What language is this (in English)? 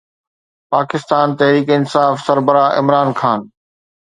Sindhi